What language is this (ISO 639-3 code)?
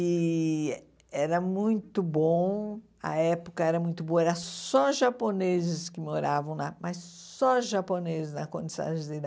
por